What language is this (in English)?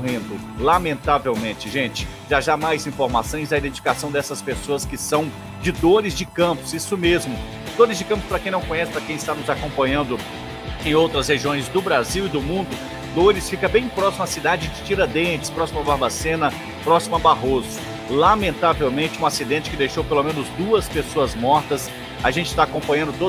Portuguese